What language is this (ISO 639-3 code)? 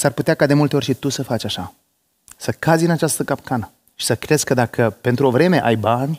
ron